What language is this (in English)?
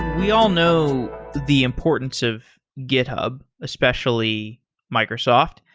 English